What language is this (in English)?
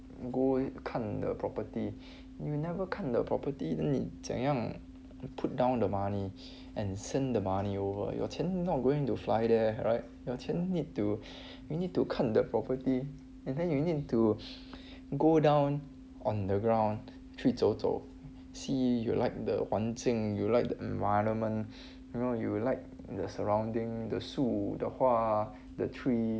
English